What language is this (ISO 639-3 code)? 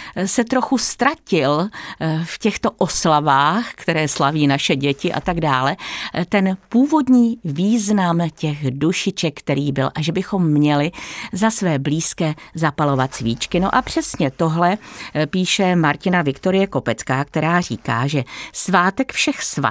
ces